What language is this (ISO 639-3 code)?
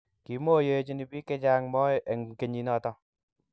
kln